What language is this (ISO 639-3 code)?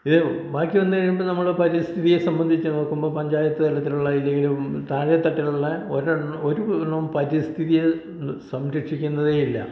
mal